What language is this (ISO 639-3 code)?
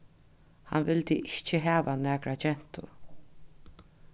fao